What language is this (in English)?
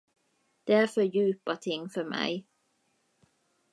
Swedish